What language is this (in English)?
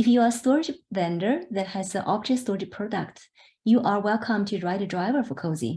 English